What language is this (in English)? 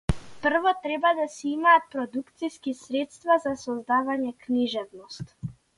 Macedonian